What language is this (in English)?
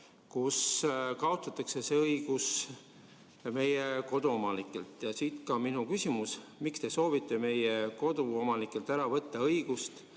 Estonian